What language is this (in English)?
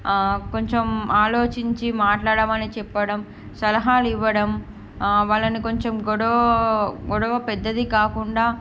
Telugu